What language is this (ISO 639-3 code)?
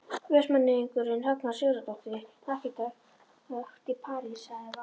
isl